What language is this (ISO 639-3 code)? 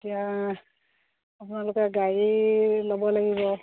asm